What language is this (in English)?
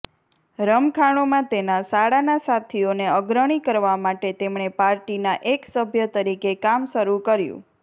Gujarati